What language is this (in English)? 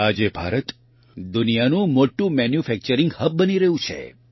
Gujarati